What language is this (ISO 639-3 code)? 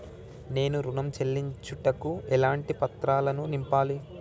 tel